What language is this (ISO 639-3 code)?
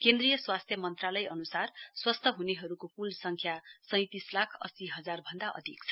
nep